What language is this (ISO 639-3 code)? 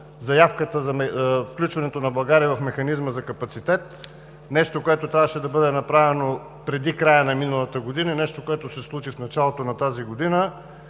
bul